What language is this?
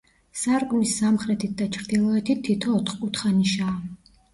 Georgian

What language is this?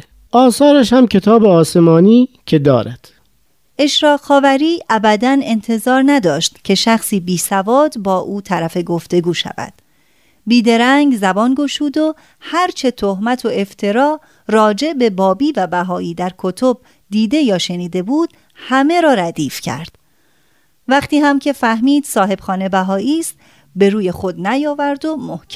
Persian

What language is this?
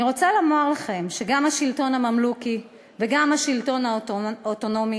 Hebrew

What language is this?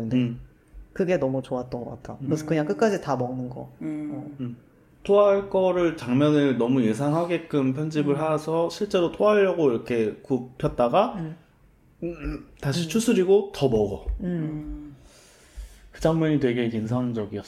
Korean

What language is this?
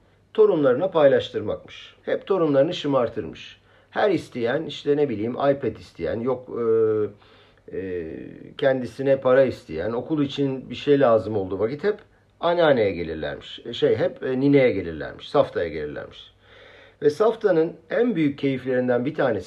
Turkish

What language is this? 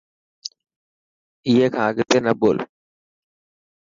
Dhatki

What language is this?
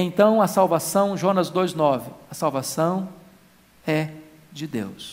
Portuguese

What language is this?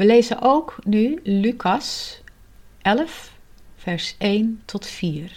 Dutch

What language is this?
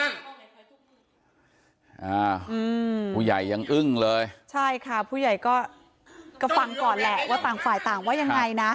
Thai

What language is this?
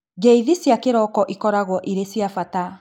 Kikuyu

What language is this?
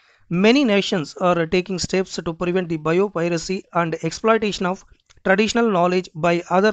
English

